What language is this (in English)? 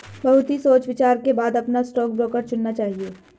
Hindi